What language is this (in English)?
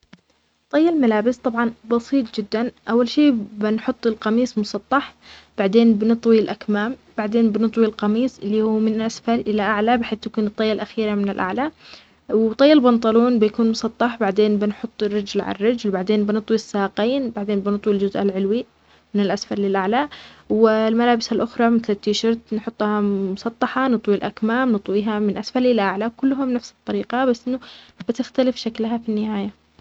Omani Arabic